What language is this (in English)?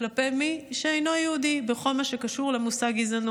Hebrew